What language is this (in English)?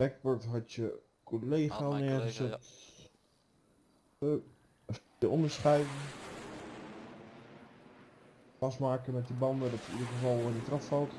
Dutch